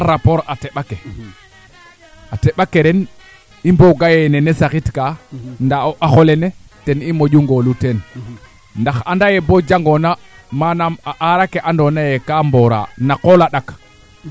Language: Serer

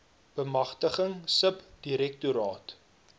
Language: Afrikaans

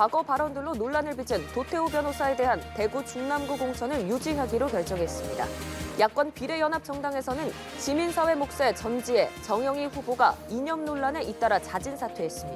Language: Korean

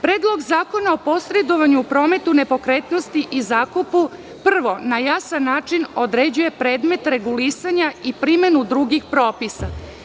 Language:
Serbian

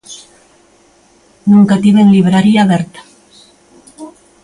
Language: Galician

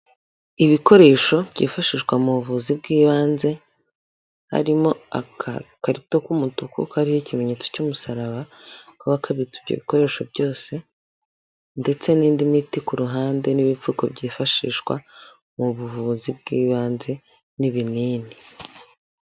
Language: Kinyarwanda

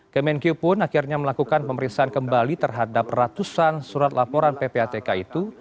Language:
Indonesian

